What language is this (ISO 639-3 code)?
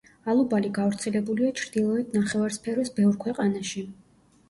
kat